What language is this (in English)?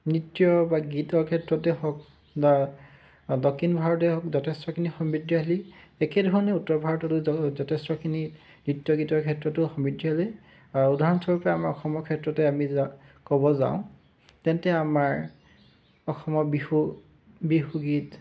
Assamese